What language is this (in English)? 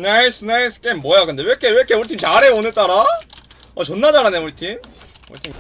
Korean